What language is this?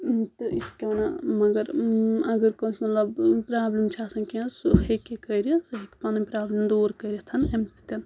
Kashmiri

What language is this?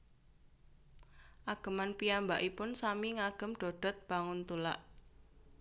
Javanese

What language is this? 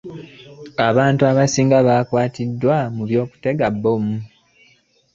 Ganda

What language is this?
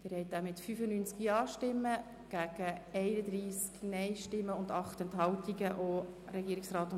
Swiss German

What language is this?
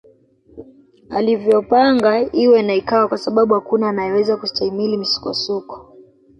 Swahili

